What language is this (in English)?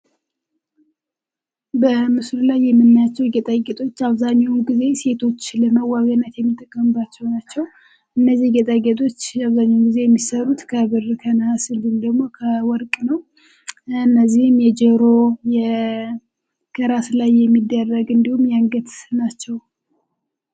Amharic